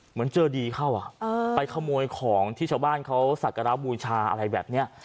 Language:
Thai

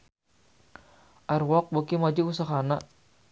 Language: Sundanese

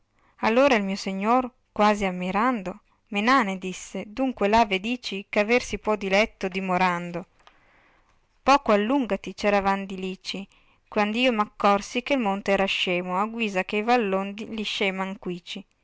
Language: Italian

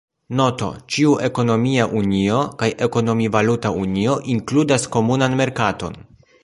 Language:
Esperanto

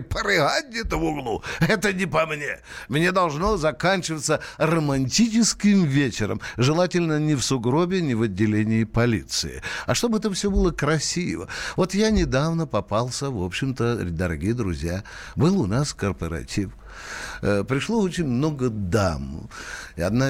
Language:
Russian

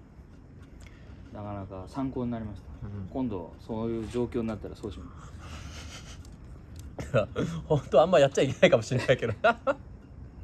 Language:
Japanese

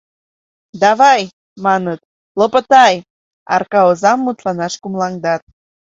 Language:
Mari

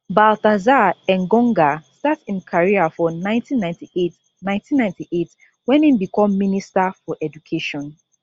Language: Nigerian Pidgin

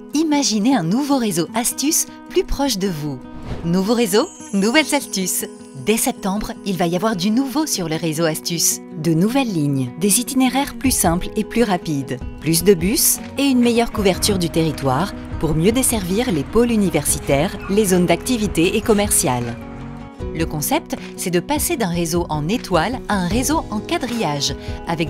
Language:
French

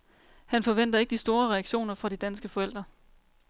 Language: Danish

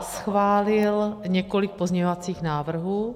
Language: Czech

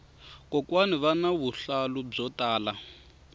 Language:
Tsonga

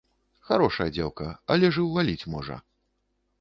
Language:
Belarusian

